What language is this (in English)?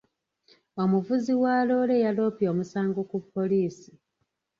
Ganda